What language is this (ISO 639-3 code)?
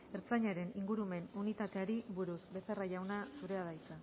eus